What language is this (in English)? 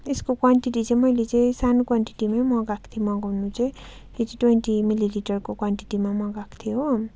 Nepali